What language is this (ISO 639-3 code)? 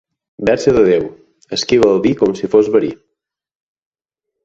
cat